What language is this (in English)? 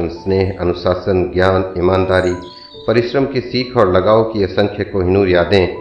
Hindi